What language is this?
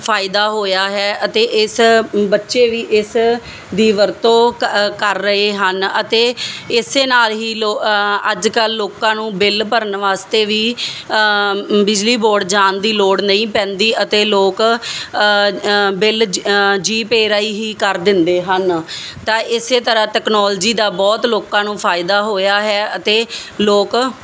Punjabi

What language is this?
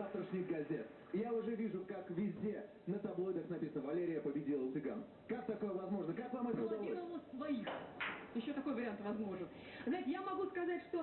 Russian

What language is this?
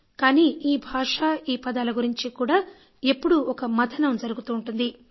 Telugu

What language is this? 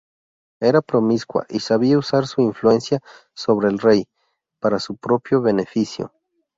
Spanish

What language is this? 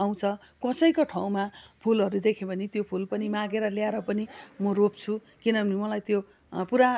Nepali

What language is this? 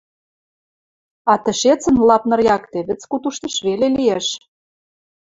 Western Mari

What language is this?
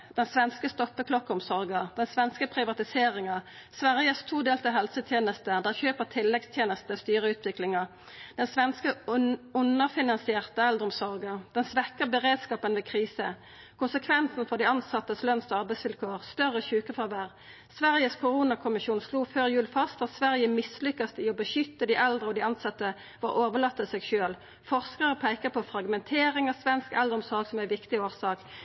Norwegian Nynorsk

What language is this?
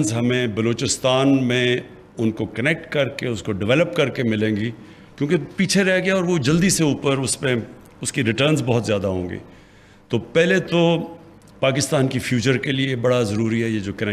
Hindi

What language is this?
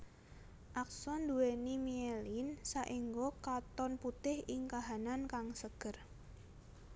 Javanese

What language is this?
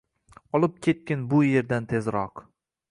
Uzbek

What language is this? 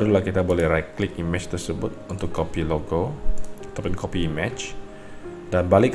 Malay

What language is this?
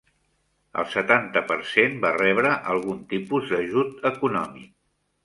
Catalan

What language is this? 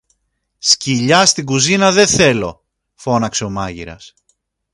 Greek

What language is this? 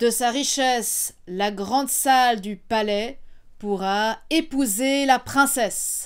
French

